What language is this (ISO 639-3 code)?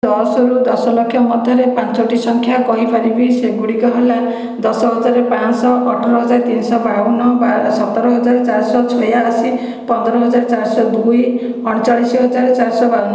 ori